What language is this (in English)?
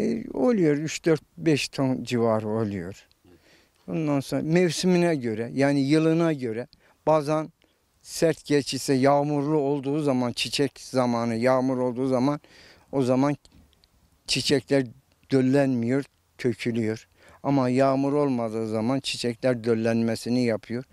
Turkish